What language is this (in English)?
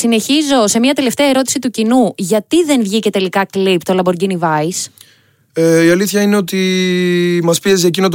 Greek